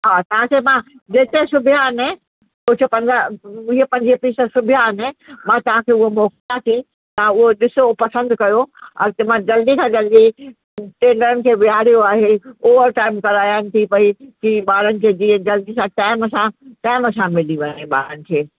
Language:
Sindhi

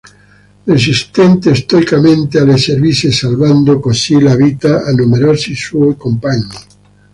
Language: Italian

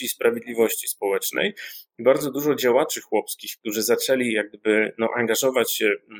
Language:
Polish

